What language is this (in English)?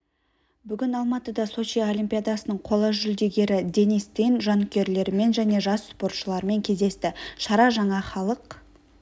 Kazakh